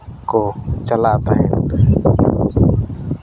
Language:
Santali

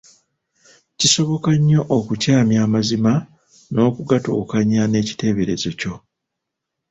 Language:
Ganda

